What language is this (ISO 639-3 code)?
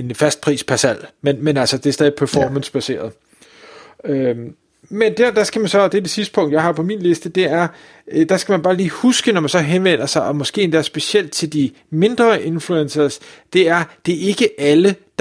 dan